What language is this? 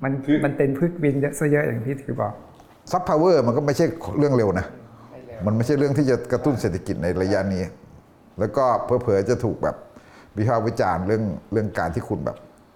Thai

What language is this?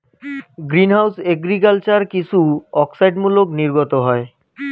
Bangla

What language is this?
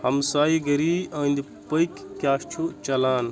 Kashmiri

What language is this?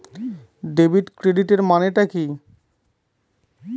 Bangla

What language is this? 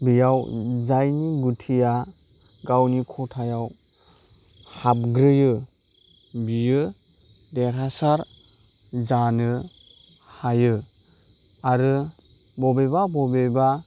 Bodo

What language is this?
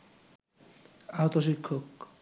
Bangla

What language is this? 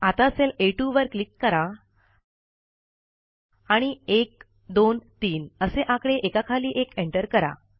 Marathi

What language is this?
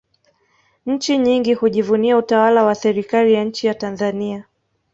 Swahili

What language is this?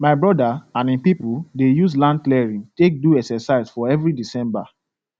Nigerian Pidgin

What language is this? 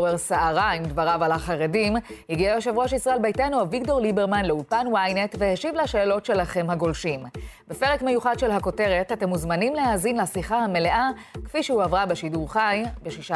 Hebrew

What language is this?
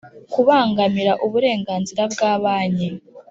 Kinyarwanda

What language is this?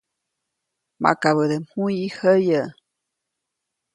Copainalá Zoque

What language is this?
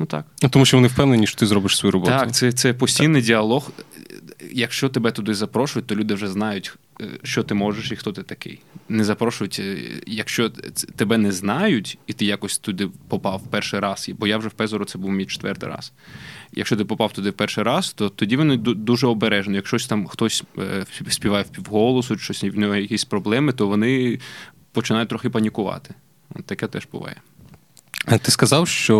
Ukrainian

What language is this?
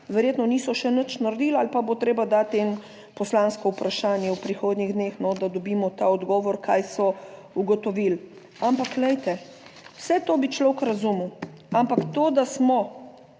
Slovenian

